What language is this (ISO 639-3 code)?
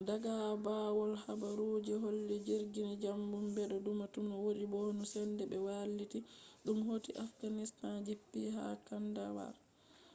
ful